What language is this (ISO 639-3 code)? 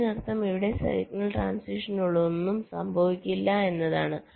mal